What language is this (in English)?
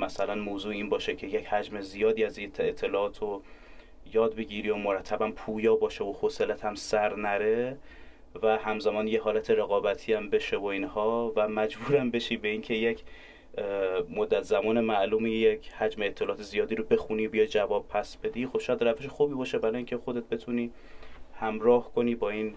Persian